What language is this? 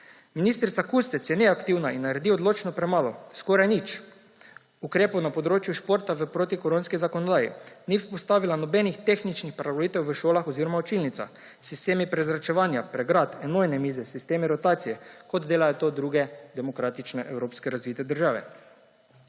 Slovenian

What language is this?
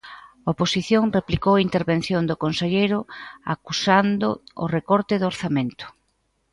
Galician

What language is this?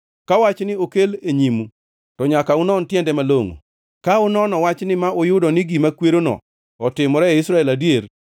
Luo (Kenya and Tanzania)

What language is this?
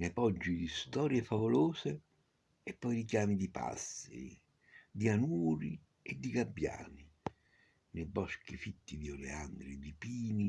Italian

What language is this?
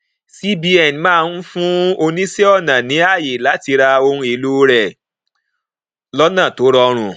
Yoruba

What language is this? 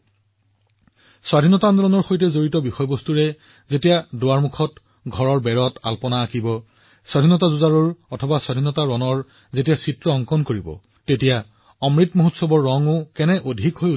Assamese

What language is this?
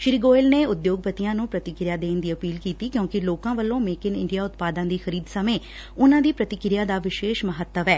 Punjabi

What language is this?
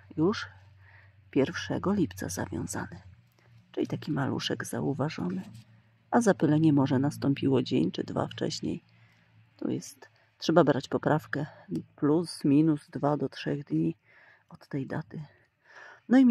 Polish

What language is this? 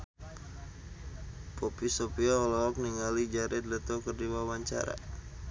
Sundanese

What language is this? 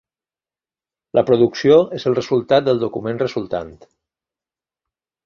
Catalan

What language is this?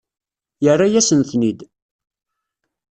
Kabyle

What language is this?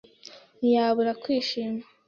Kinyarwanda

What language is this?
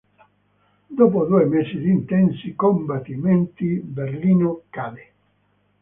Italian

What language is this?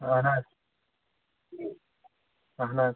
Kashmiri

